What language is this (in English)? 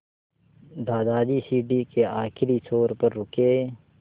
Hindi